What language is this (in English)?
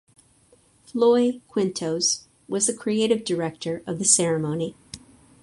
English